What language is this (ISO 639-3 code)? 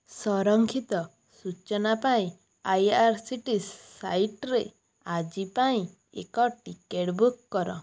ori